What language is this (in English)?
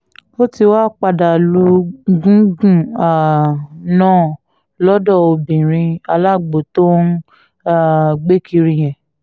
Yoruba